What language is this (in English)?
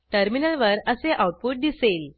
Marathi